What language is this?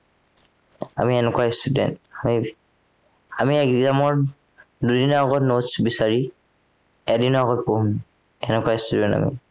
Assamese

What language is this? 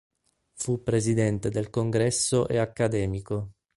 Italian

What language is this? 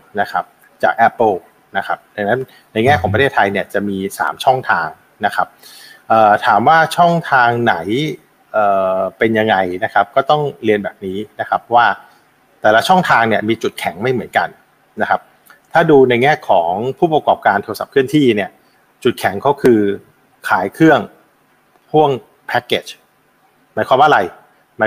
Thai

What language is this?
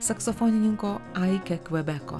Lithuanian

